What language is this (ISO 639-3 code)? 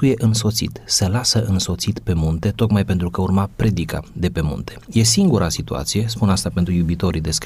ron